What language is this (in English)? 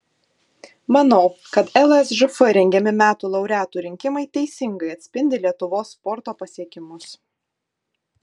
Lithuanian